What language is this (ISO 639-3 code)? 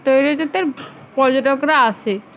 ben